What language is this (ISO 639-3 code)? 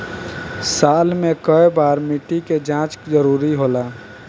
bho